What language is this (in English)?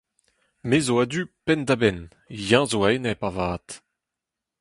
Breton